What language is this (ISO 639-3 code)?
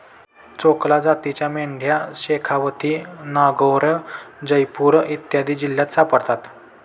mar